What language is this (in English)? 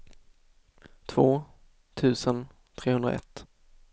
Swedish